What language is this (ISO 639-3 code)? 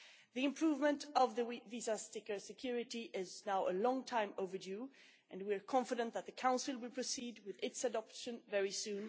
eng